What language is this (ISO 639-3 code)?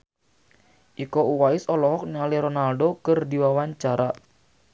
sun